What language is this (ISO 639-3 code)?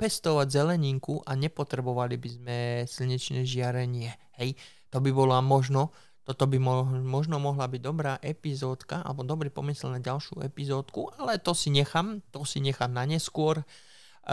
slk